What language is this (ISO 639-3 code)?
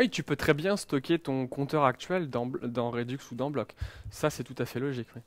fra